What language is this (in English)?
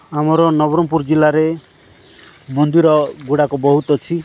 Odia